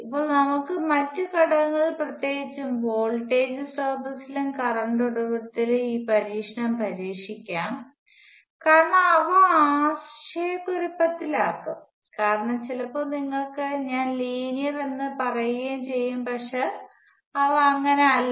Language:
Malayalam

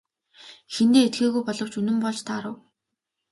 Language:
Mongolian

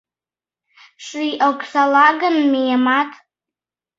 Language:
Mari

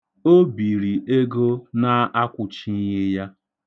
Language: Igbo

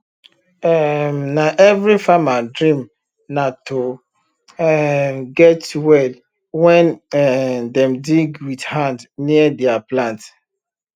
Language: Nigerian Pidgin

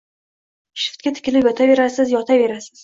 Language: Uzbek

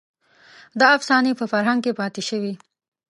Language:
Pashto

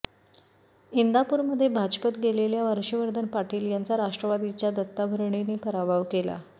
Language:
Marathi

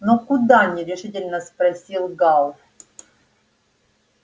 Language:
Russian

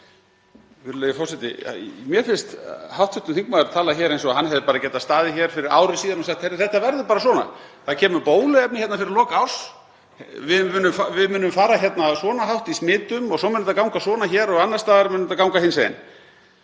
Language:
Icelandic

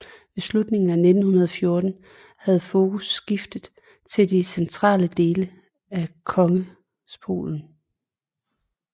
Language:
Danish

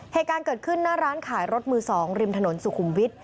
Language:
Thai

